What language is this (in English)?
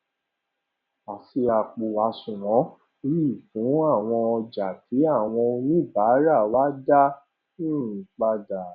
Yoruba